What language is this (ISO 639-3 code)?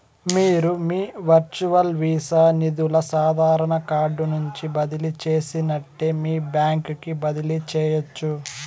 tel